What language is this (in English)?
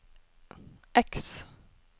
Norwegian